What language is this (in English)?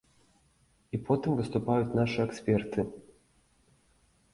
Belarusian